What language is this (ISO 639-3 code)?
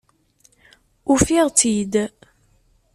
kab